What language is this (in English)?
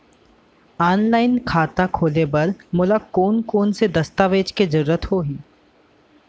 Chhattisgarhi